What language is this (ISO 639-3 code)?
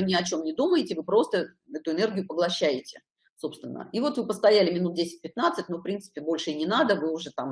rus